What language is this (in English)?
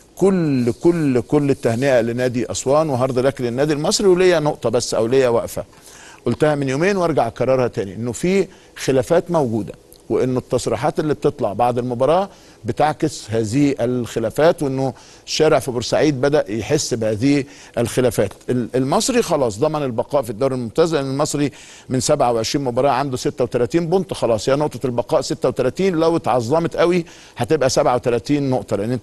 Arabic